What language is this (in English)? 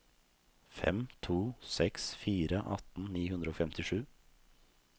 Norwegian